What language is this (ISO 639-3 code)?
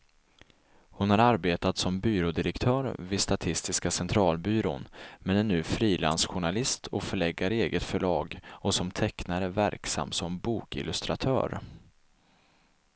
swe